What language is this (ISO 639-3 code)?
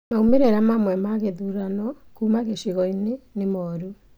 kik